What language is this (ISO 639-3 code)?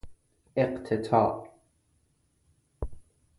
fas